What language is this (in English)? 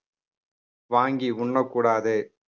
Tamil